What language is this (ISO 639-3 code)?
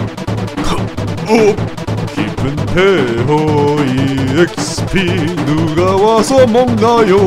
kor